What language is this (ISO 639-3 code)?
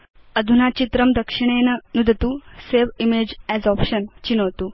san